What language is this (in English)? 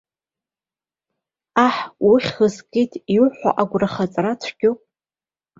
Abkhazian